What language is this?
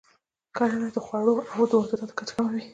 Pashto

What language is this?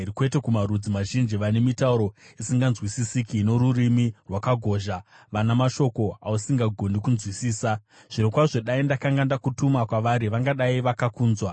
Shona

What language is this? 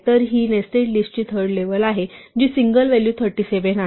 Marathi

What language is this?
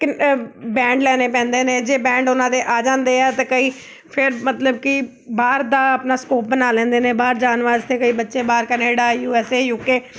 Punjabi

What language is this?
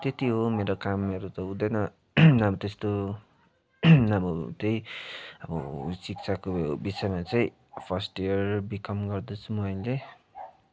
Nepali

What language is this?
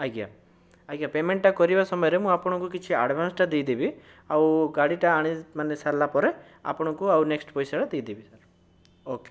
Odia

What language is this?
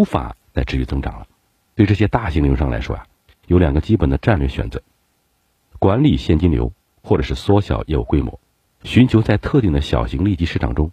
Chinese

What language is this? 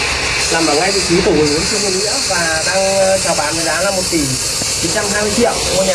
Vietnamese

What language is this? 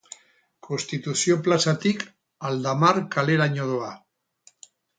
Basque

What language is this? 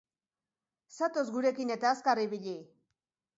Basque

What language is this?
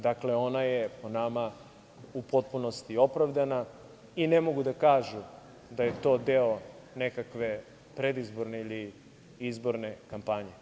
Serbian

